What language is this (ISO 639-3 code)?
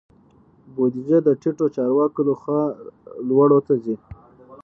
pus